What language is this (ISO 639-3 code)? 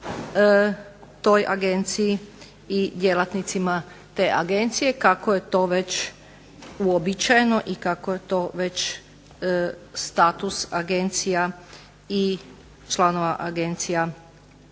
hrv